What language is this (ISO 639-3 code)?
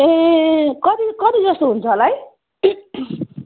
nep